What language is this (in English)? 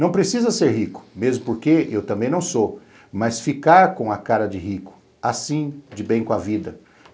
Portuguese